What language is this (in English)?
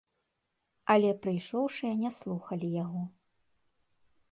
Belarusian